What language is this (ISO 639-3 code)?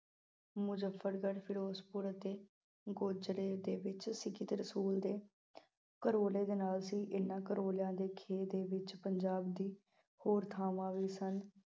pan